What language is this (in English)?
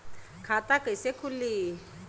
Bhojpuri